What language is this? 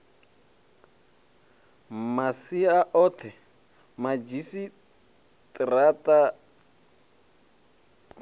Venda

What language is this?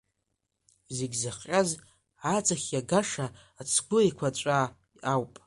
Abkhazian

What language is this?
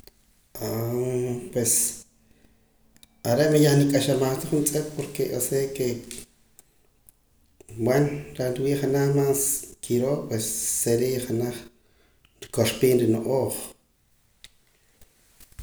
Poqomam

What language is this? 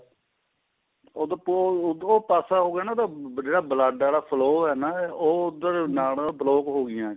Punjabi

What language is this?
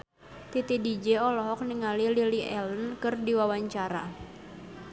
Sundanese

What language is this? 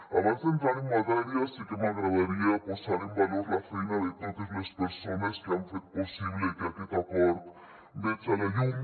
Catalan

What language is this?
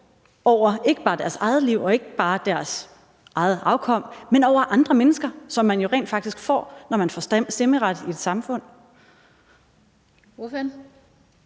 Danish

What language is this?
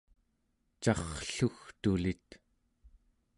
Central Yupik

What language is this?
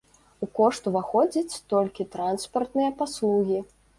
Belarusian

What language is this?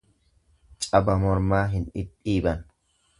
Oromo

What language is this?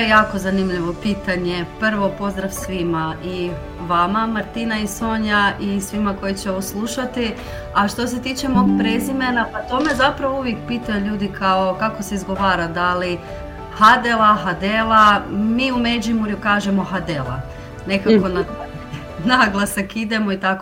Croatian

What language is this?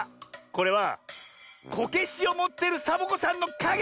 Japanese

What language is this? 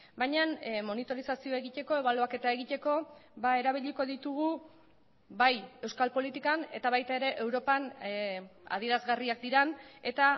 Basque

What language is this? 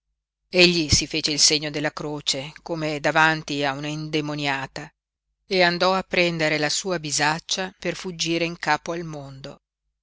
Italian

